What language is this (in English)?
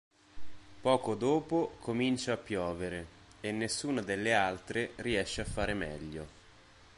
Italian